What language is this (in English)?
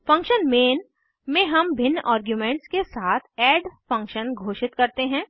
Hindi